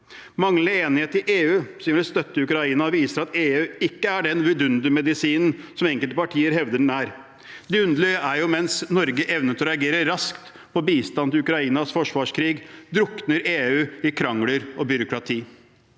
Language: Norwegian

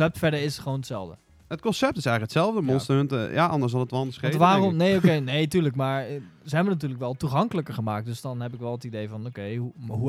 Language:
Dutch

